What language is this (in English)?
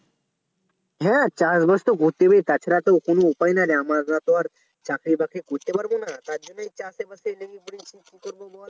Bangla